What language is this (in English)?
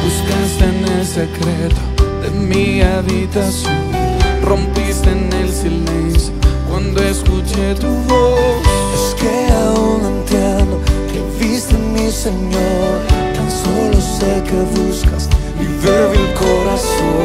Spanish